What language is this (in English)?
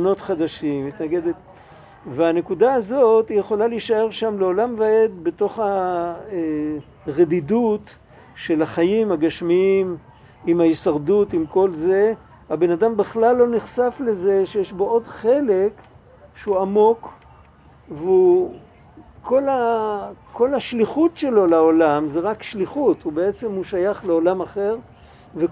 Hebrew